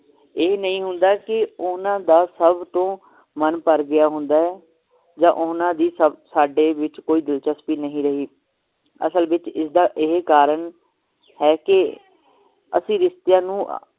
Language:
Punjabi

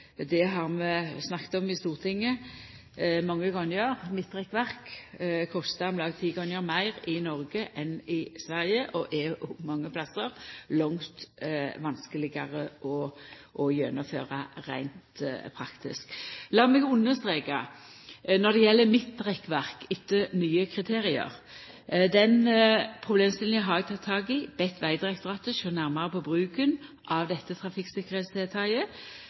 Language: Norwegian Nynorsk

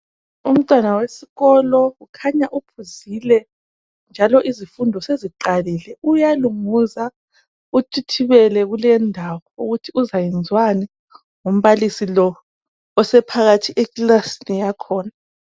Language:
North Ndebele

